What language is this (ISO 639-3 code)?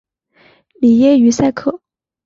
zho